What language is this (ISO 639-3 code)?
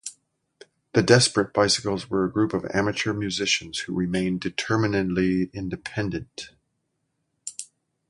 eng